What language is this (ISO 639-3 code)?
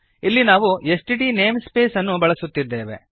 kan